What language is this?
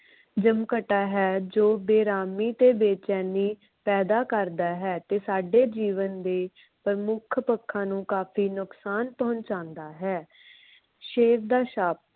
Punjabi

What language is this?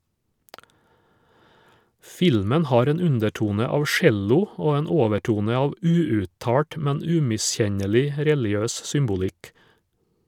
Norwegian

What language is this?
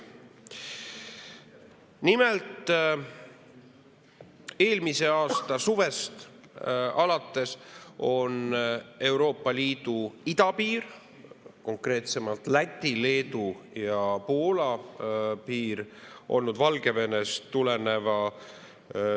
Estonian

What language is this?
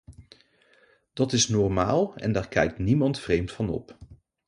Dutch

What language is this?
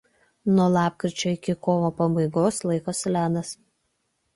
Lithuanian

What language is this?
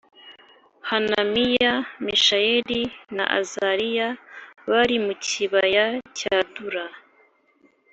Kinyarwanda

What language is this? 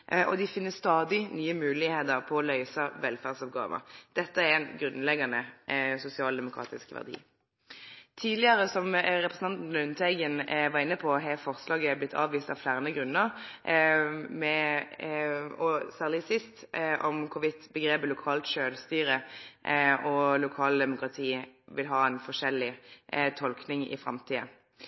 Norwegian Nynorsk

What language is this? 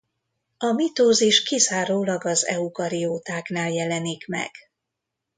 Hungarian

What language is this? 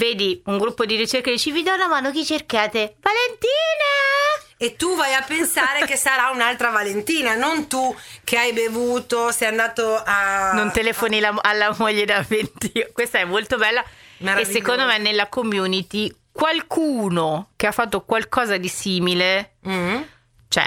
Italian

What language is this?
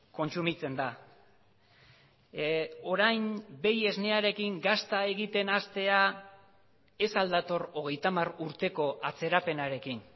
Basque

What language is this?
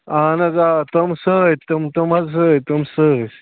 Kashmiri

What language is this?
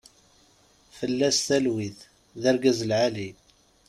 Kabyle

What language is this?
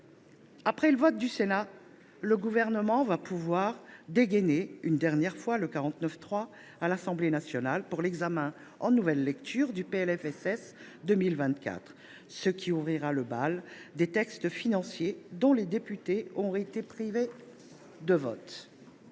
French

